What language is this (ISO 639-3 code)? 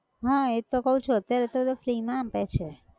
guj